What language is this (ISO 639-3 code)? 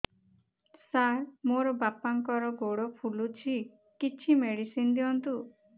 ori